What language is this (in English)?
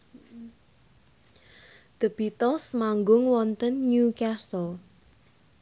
Javanese